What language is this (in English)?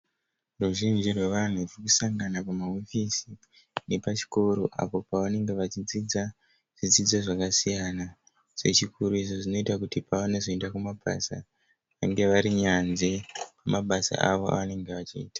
Shona